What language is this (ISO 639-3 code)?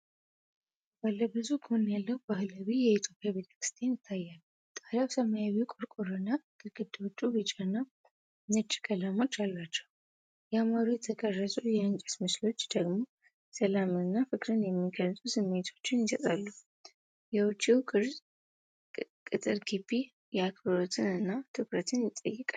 amh